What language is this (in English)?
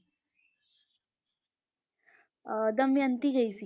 Punjabi